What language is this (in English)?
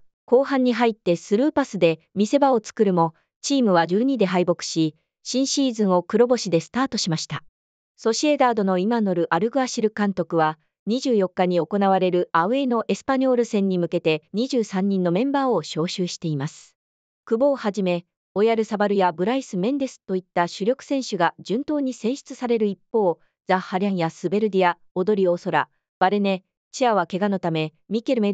Japanese